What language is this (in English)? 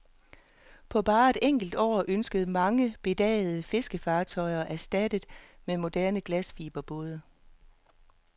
Danish